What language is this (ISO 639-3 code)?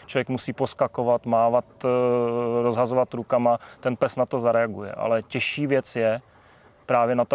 ces